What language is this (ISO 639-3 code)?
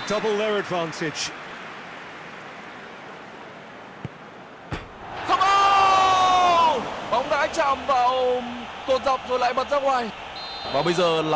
vie